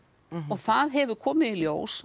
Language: Icelandic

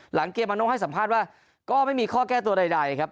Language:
Thai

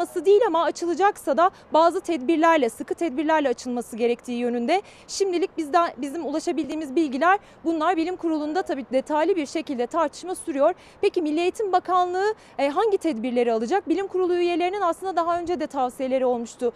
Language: Turkish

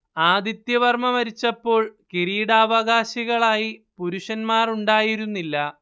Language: Malayalam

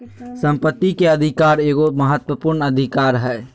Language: Magahi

